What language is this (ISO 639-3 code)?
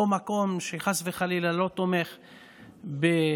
heb